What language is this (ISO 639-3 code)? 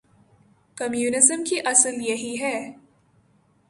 urd